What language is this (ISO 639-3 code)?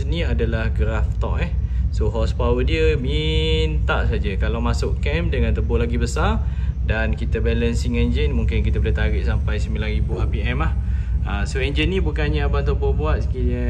msa